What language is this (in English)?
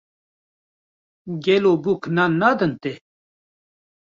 Kurdish